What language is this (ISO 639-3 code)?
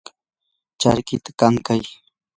qur